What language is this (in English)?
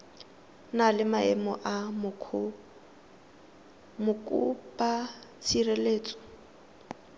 Tswana